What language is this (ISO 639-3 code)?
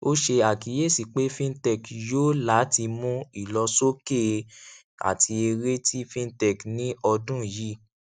yor